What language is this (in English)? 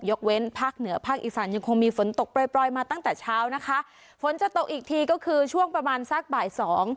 Thai